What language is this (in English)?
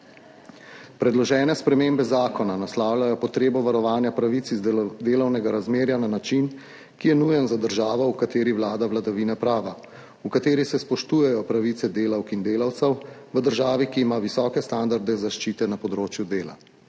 Slovenian